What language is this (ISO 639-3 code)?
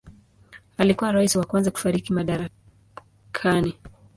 swa